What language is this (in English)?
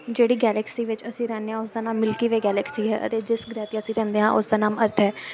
Punjabi